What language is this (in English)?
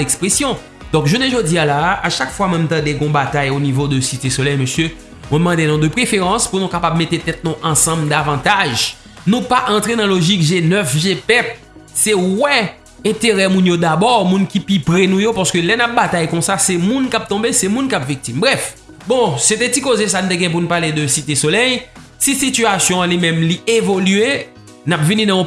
French